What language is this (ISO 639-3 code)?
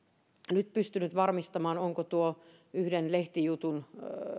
fin